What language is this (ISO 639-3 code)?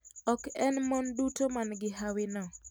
luo